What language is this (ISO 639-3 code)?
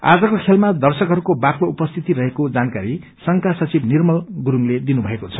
nep